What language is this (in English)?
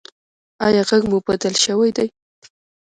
Pashto